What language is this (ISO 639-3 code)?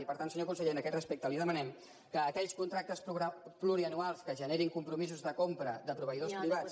cat